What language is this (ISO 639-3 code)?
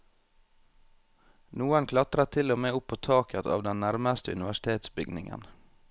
nor